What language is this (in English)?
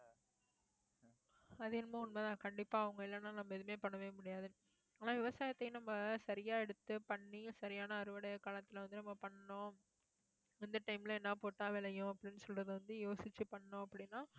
Tamil